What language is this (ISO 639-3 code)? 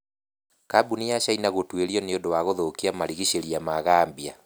kik